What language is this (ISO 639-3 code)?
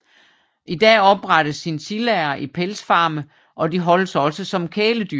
dan